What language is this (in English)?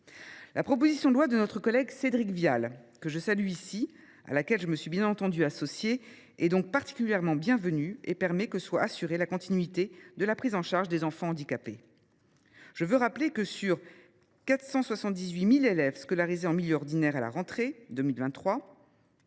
French